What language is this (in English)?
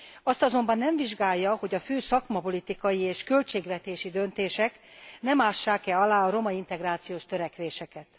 Hungarian